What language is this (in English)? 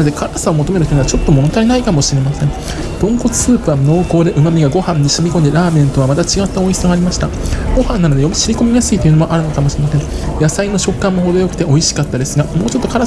Japanese